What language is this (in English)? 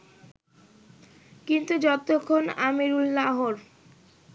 Bangla